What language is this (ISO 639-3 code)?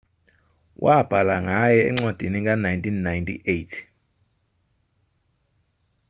zul